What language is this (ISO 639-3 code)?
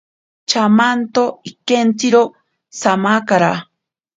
prq